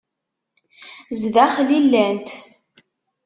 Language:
Kabyle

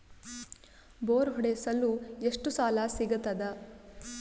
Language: Kannada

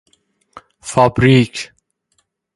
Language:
Persian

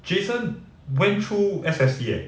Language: English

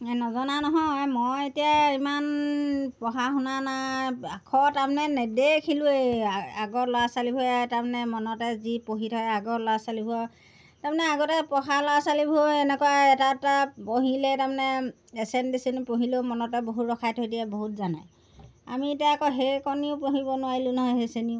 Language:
Assamese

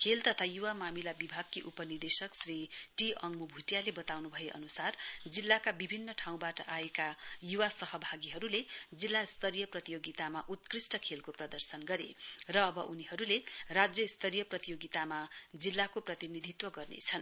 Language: Nepali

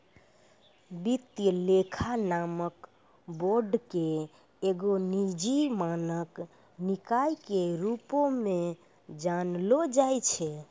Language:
Maithili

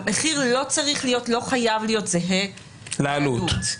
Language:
Hebrew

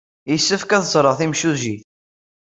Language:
Kabyle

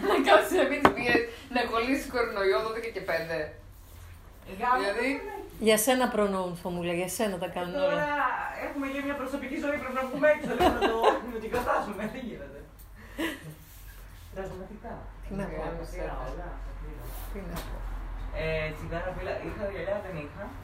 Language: Greek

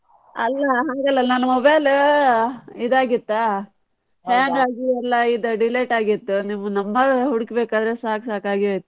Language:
Kannada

